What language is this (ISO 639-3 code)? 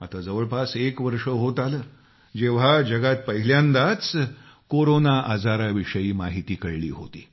mar